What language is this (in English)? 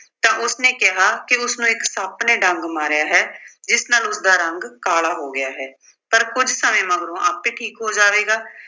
Punjabi